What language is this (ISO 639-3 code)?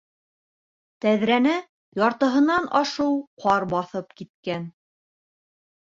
bak